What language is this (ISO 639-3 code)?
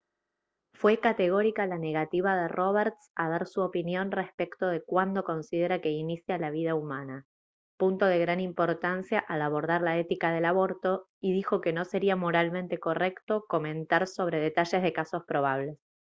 spa